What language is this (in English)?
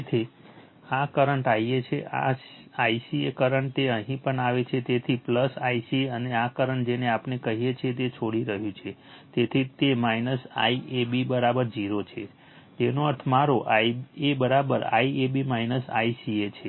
Gujarati